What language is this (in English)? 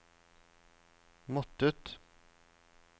Norwegian